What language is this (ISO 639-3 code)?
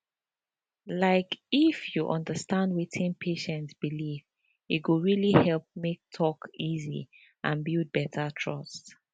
pcm